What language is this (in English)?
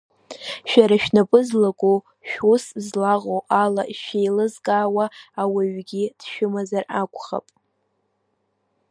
Abkhazian